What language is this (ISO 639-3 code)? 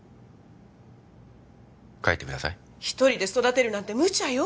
jpn